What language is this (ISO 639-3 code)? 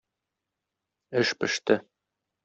tat